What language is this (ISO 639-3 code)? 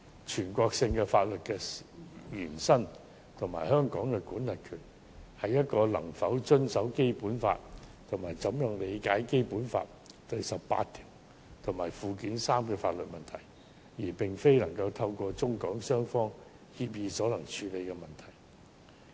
yue